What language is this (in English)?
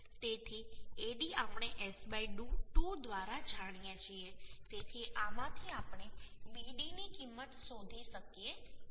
Gujarati